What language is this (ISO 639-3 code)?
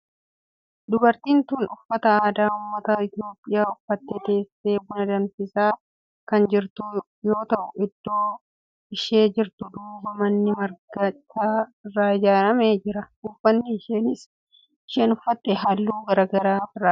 orm